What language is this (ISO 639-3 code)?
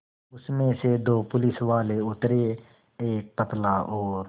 hin